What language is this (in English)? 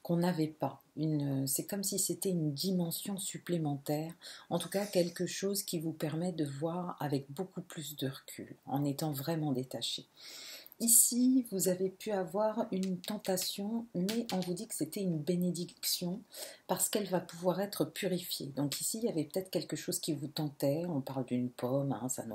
French